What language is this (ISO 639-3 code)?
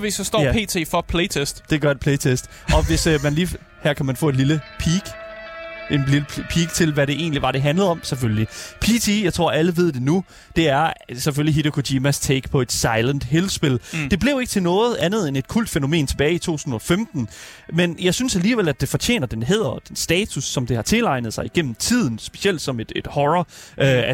dan